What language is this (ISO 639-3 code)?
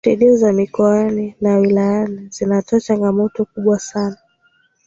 swa